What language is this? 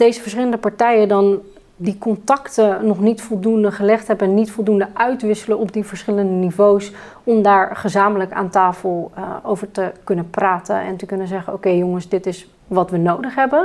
Dutch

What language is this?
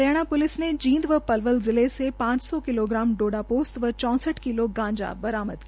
Hindi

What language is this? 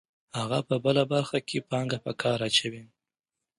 Pashto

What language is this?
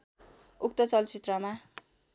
Nepali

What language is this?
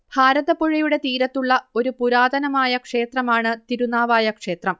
Malayalam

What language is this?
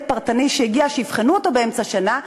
Hebrew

